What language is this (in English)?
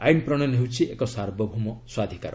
Odia